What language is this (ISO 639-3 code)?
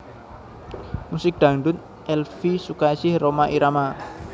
jav